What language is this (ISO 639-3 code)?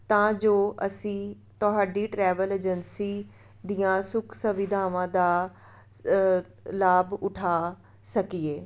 pan